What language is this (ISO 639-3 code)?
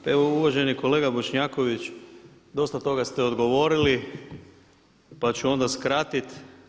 hrv